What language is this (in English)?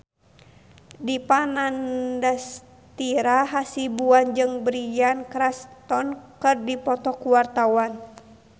Sundanese